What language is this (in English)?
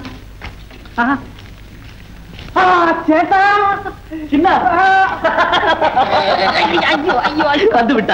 Indonesian